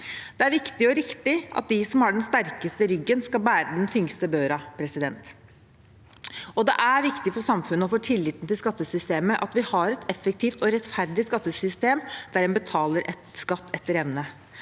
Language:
Norwegian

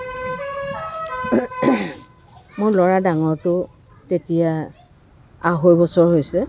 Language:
Assamese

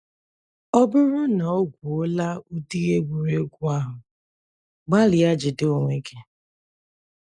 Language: Igbo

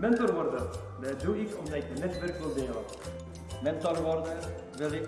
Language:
Dutch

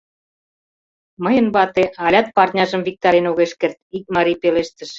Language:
Mari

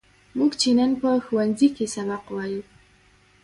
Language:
Pashto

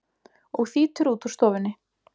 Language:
Icelandic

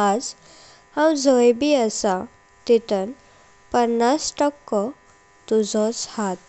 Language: Konkani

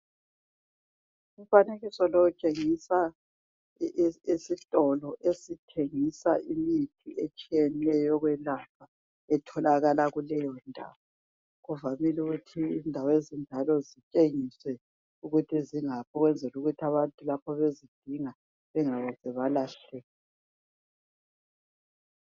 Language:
North Ndebele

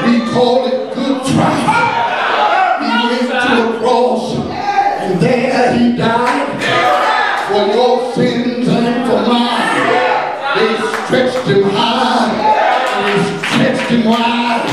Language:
English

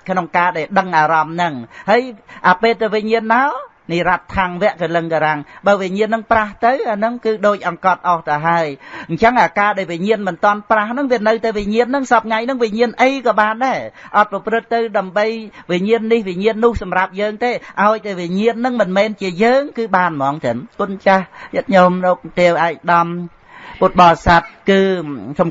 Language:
Vietnamese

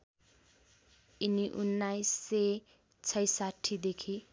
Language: Nepali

